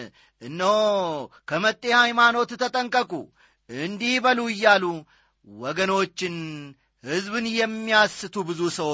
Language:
Amharic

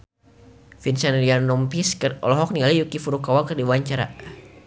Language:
Sundanese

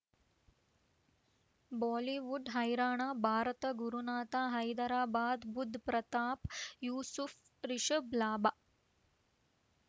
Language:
Kannada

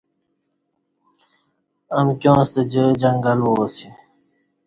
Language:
Kati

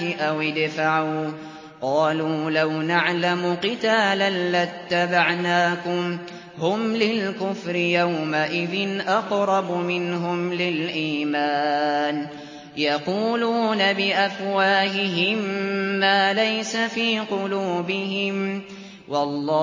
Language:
Arabic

